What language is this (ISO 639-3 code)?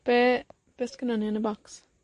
cym